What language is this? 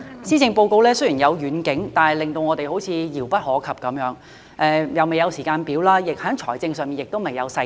Cantonese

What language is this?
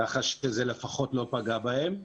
Hebrew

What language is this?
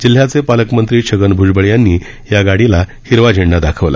Marathi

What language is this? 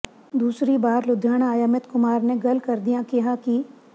Punjabi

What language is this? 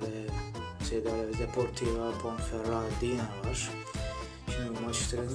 Turkish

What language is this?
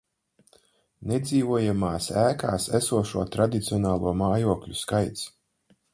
Latvian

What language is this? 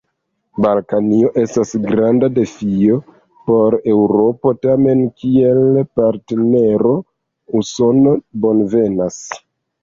Esperanto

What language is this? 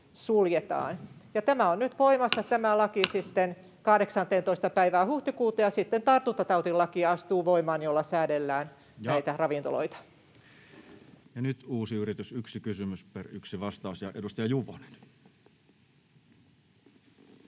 Finnish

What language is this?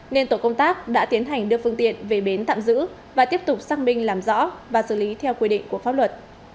Vietnamese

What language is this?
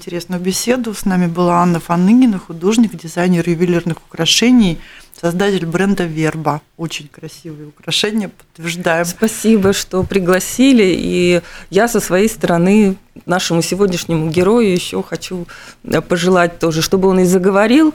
Russian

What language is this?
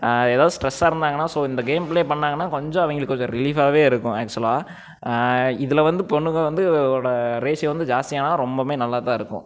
Tamil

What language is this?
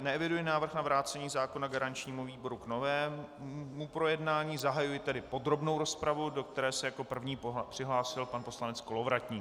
Czech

